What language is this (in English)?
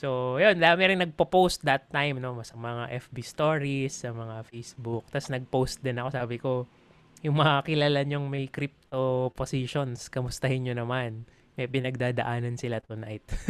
Filipino